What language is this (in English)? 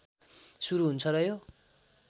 Nepali